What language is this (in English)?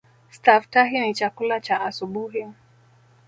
Swahili